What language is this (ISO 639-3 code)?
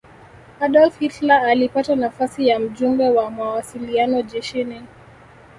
swa